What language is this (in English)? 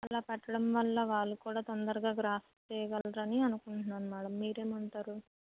Telugu